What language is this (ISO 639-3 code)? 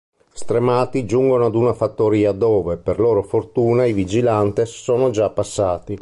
ita